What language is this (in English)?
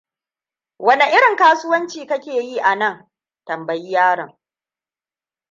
Hausa